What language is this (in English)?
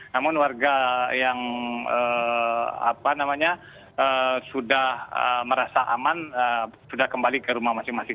Indonesian